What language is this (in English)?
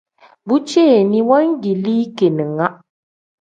Tem